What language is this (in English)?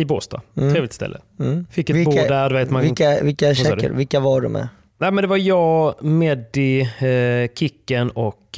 Swedish